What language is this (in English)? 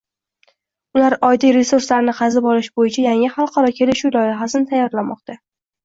Uzbek